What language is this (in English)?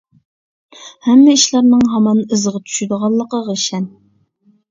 Uyghur